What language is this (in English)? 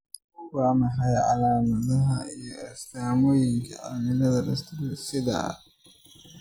Somali